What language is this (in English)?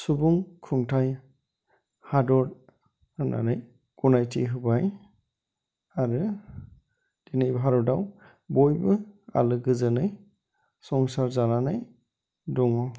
Bodo